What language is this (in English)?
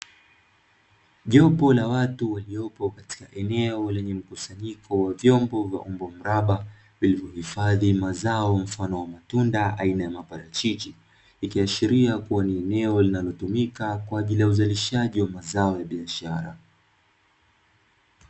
Swahili